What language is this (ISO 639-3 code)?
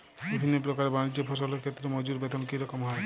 ben